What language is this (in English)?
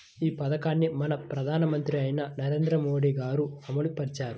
Telugu